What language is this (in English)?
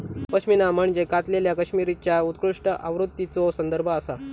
Marathi